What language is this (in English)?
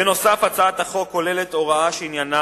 Hebrew